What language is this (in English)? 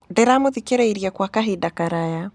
Kikuyu